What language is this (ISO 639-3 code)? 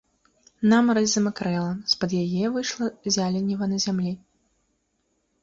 bel